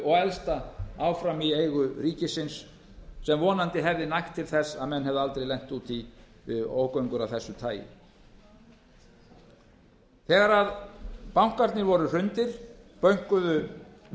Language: Icelandic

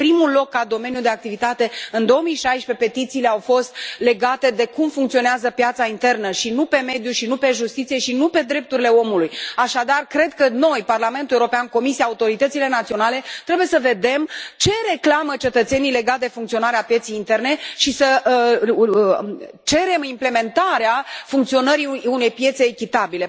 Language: Romanian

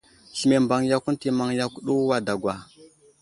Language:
Wuzlam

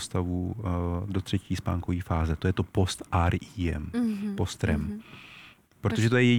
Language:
Czech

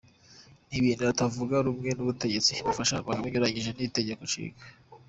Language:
Kinyarwanda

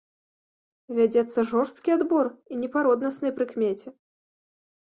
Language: Belarusian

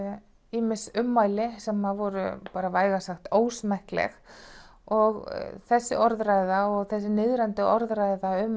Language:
Icelandic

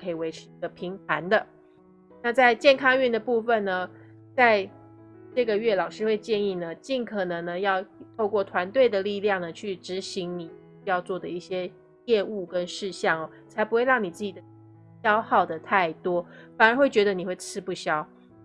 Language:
Chinese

